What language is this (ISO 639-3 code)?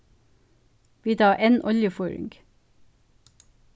fao